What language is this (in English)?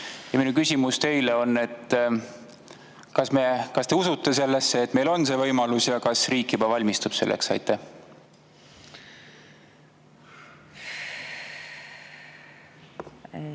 Estonian